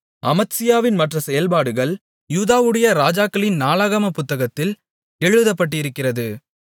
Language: Tamil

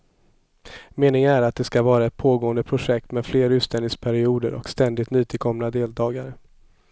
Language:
Swedish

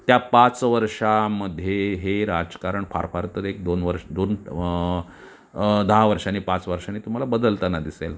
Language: Marathi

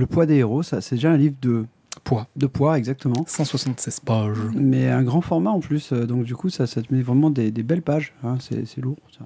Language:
French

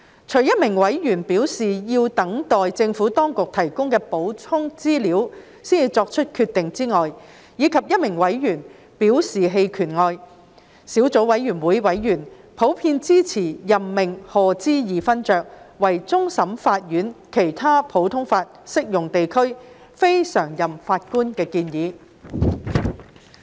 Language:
Cantonese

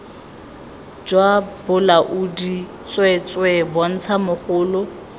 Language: Tswana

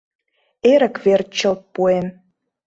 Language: Mari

